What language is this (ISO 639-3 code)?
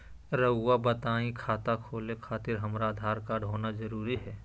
mag